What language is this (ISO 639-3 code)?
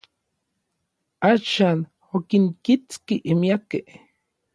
nlv